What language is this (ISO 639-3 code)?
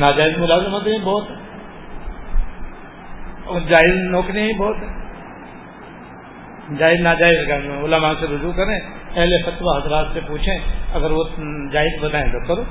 urd